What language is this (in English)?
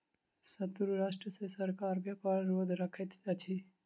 Maithili